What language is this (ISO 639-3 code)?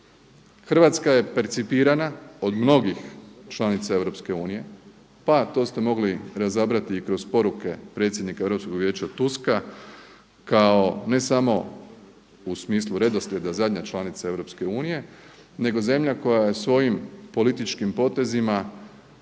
hrv